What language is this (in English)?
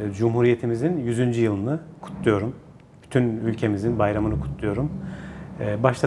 Turkish